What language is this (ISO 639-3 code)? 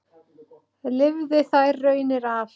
isl